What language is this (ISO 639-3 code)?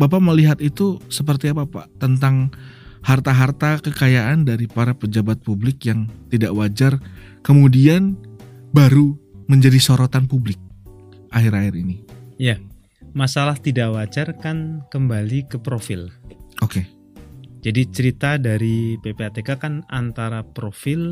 ind